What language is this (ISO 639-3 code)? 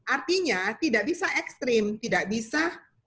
ind